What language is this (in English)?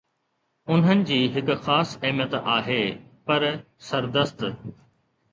Sindhi